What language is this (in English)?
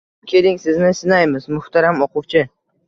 Uzbek